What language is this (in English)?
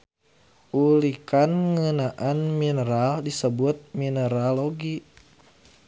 Sundanese